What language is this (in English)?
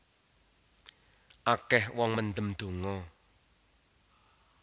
Javanese